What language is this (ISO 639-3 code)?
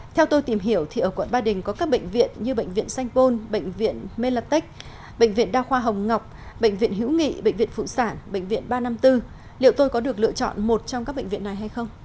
vie